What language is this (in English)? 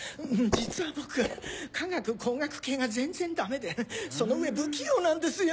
Japanese